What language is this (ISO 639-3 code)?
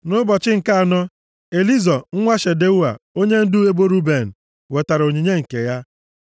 ibo